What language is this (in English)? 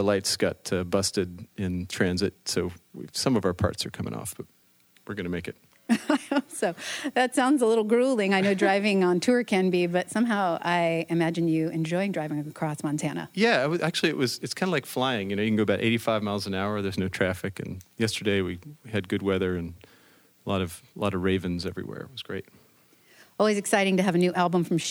English